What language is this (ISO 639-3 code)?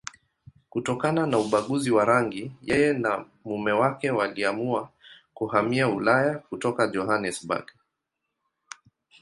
swa